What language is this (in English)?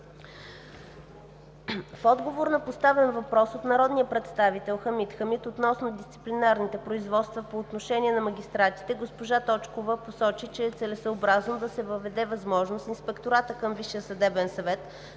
Bulgarian